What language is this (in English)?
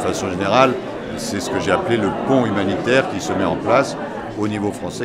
French